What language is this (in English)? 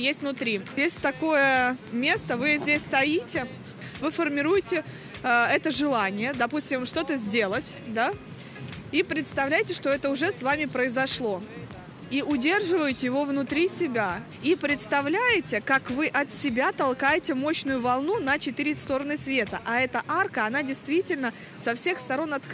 Russian